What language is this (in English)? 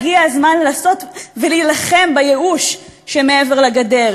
Hebrew